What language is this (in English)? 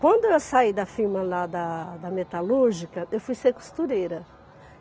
Portuguese